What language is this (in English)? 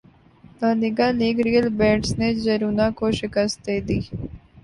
Urdu